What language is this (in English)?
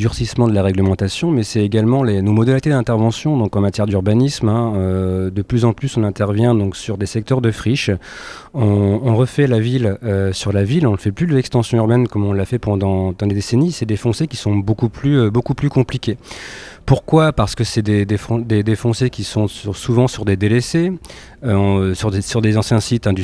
French